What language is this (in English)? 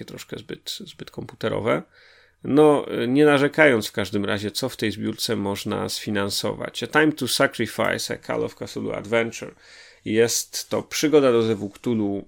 Polish